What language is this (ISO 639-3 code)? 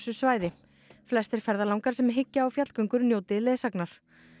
isl